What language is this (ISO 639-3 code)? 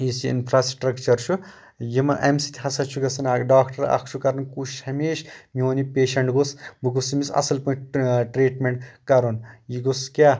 kas